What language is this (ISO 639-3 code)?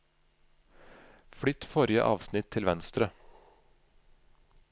nor